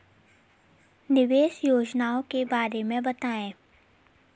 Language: Hindi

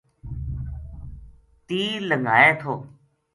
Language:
Gujari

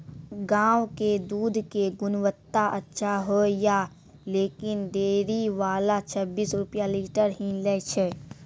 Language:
Maithili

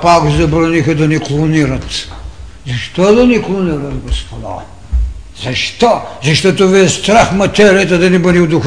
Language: Bulgarian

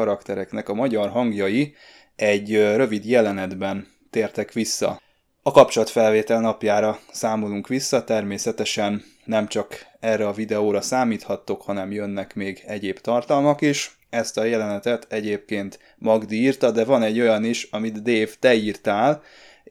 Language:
Hungarian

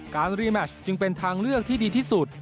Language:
Thai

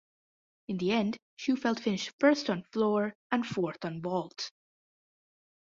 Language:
English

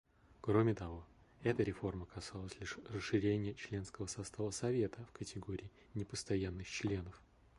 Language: Russian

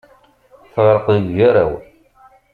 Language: Kabyle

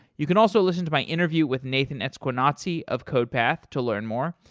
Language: English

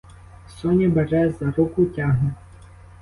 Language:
Ukrainian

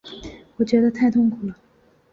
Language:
Chinese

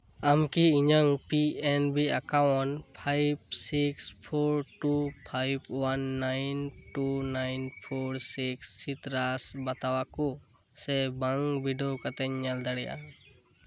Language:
Santali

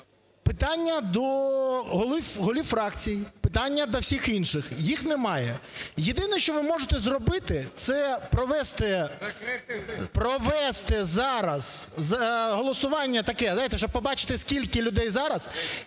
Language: Ukrainian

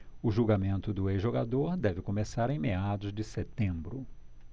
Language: Portuguese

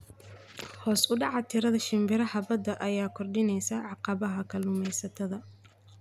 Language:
Somali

